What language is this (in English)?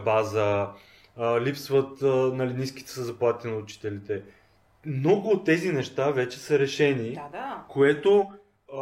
Bulgarian